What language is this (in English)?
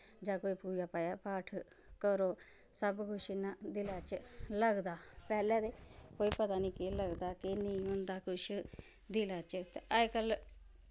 Dogri